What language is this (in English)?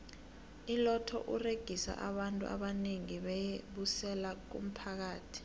South Ndebele